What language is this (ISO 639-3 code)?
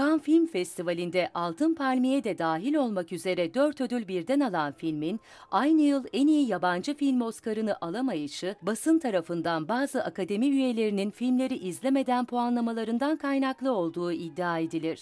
tur